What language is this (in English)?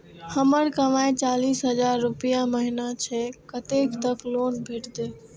Maithili